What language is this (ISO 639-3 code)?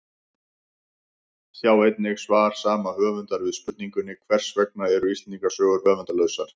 isl